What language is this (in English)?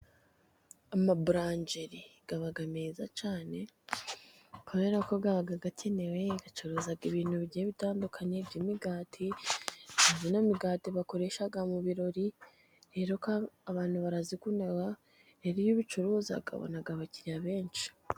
Kinyarwanda